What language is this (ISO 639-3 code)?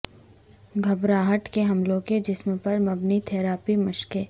urd